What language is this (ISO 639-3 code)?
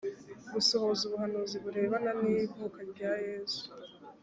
kin